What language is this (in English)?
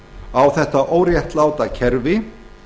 Icelandic